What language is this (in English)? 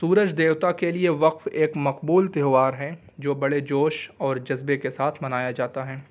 Urdu